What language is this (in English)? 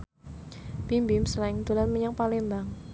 Javanese